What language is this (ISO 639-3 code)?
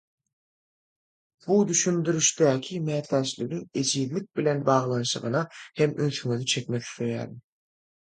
tuk